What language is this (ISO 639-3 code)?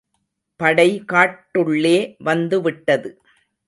tam